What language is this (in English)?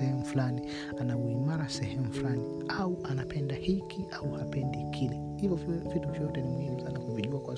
Swahili